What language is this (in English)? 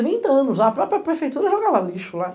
Portuguese